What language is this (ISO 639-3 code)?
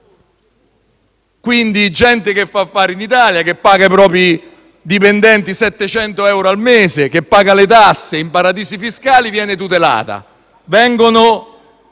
ita